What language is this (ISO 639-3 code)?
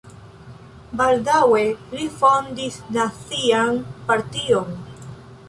epo